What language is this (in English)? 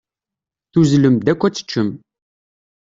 Kabyle